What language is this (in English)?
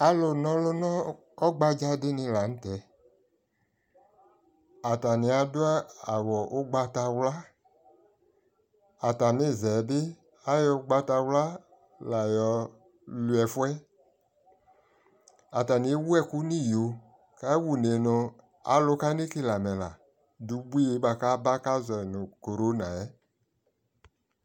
Ikposo